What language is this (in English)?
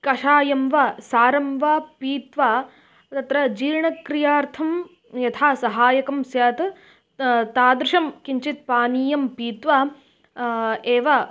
Sanskrit